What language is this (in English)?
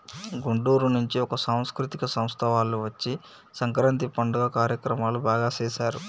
Telugu